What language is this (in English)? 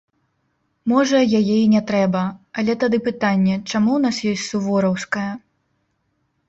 Belarusian